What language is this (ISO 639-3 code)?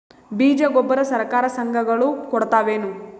kan